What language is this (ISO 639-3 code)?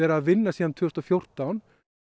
isl